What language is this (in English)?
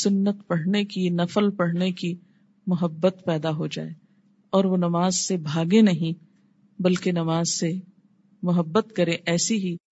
Urdu